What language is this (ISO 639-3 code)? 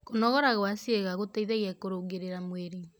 kik